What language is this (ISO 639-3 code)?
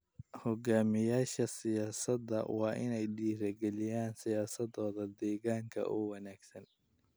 som